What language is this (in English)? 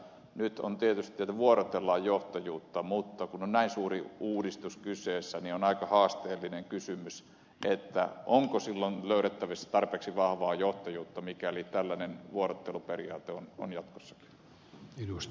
Finnish